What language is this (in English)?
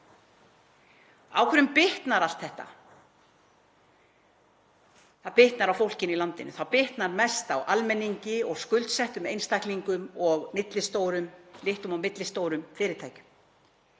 Icelandic